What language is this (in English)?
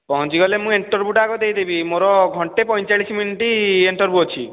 Odia